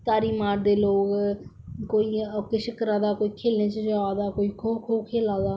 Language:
Dogri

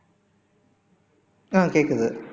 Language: Tamil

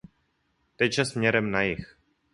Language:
Czech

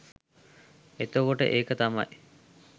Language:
Sinhala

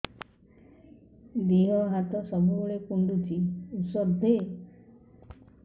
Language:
Odia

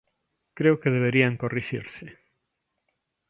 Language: Galician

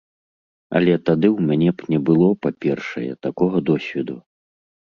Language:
Belarusian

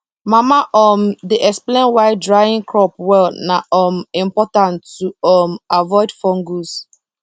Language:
Nigerian Pidgin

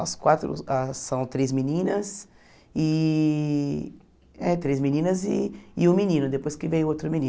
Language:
Portuguese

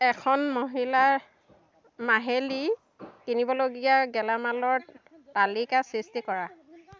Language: Assamese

